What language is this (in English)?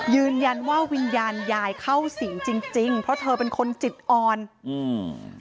Thai